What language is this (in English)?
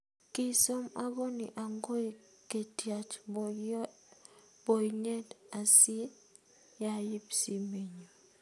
Kalenjin